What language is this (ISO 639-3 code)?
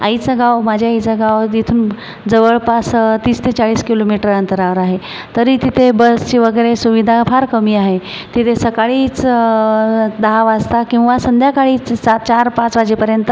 mar